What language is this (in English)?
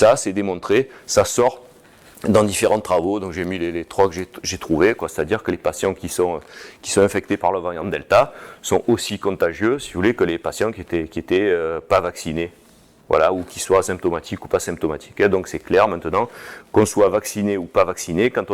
French